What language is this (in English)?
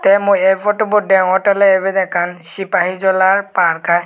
Chakma